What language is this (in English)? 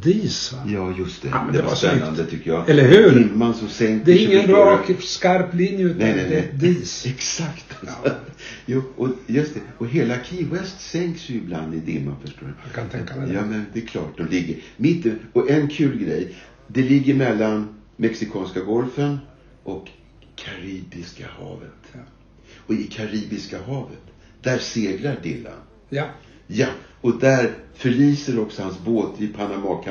Swedish